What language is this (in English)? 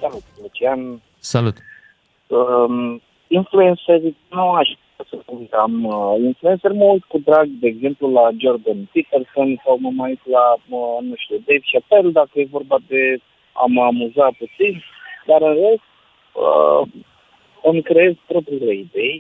Romanian